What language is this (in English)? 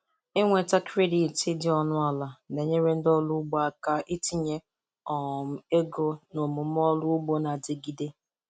Igbo